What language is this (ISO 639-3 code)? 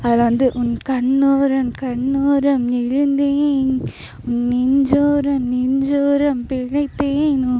tam